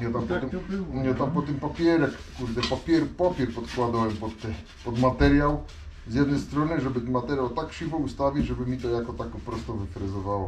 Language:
Polish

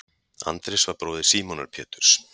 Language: Icelandic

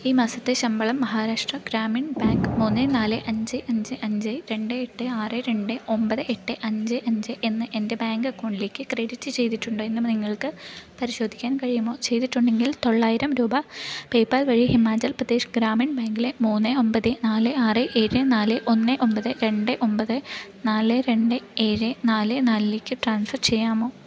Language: Malayalam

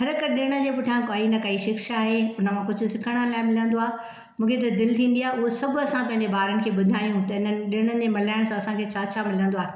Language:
Sindhi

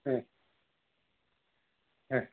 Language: Marathi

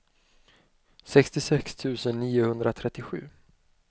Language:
Swedish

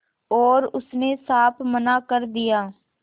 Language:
Hindi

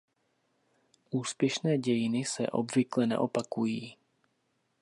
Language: Czech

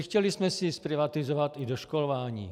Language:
Czech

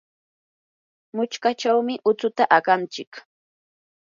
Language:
Yanahuanca Pasco Quechua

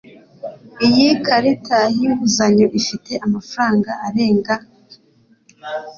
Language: Kinyarwanda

